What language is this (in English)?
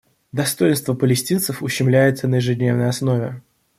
Russian